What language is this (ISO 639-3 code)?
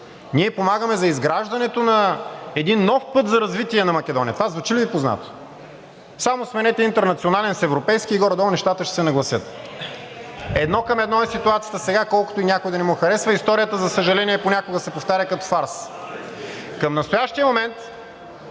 bul